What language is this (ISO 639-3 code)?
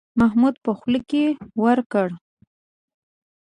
pus